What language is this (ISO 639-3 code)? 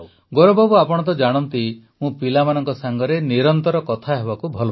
ori